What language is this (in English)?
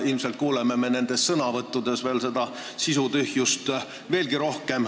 Estonian